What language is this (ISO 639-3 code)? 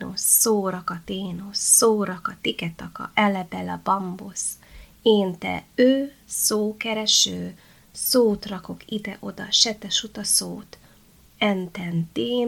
hun